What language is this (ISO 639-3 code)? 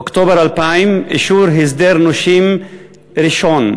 heb